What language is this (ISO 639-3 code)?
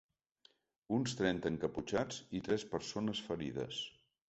cat